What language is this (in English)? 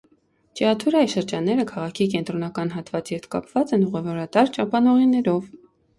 Armenian